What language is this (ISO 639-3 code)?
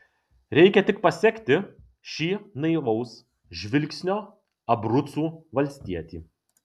lit